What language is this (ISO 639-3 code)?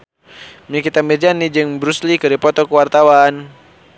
sun